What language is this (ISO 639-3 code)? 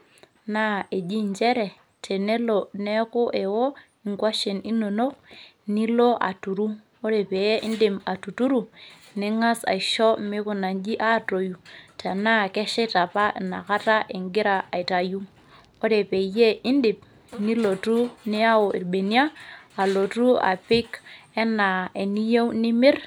mas